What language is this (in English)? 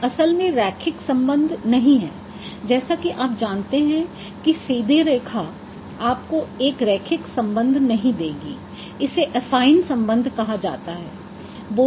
Hindi